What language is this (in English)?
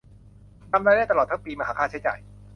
Thai